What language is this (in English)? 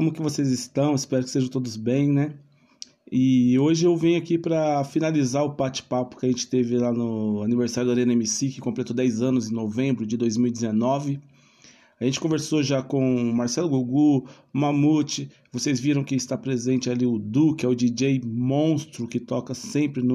Portuguese